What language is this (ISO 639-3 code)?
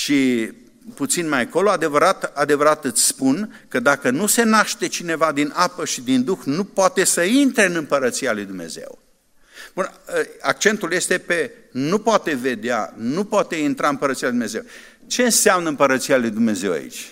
ron